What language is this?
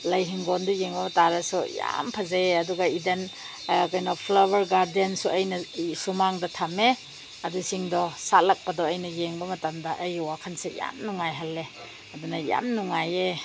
Manipuri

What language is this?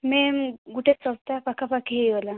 Odia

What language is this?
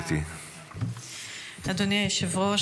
Hebrew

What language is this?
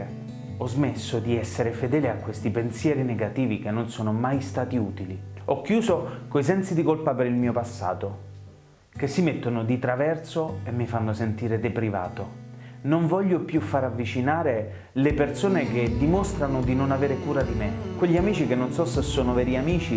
Italian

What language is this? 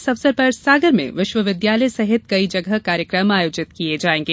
Hindi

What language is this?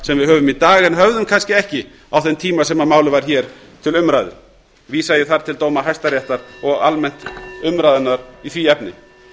Icelandic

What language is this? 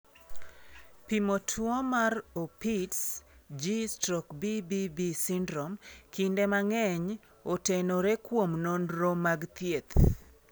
Luo (Kenya and Tanzania)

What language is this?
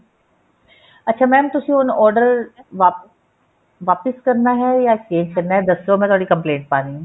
Punjabi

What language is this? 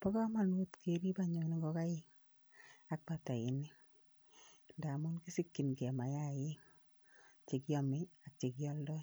Kalenjin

